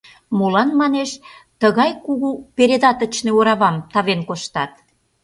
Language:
Mari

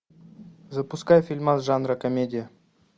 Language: Russian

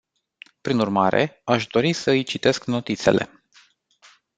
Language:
Romanian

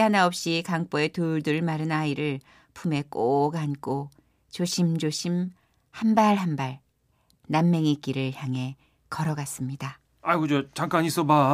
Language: Korean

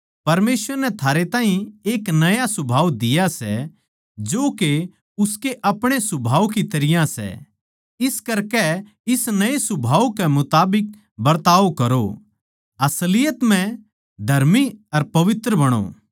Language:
Haryanvi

